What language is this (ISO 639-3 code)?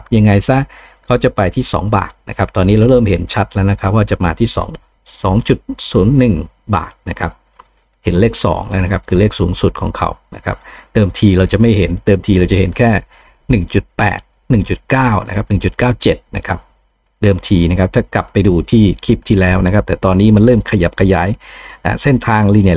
tha